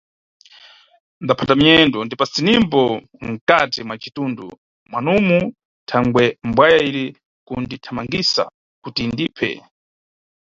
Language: Nyungwe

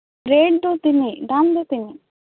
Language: Santali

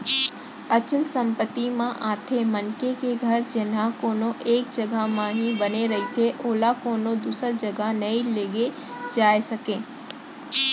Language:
Chhattisgarhi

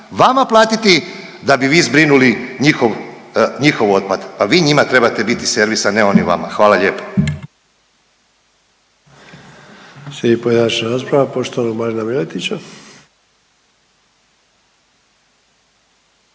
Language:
Croatian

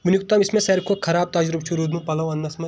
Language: Kashmiri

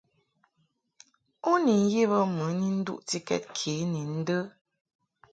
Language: Mungaka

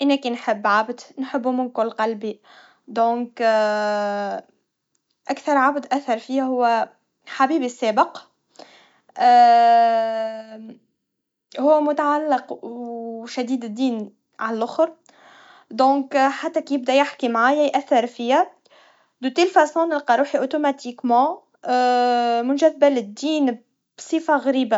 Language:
Tunisian Arabic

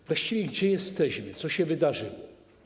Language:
Polish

